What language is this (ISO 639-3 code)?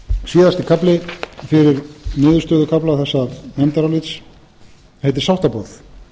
isl